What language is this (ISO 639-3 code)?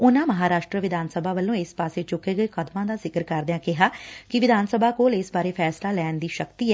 pan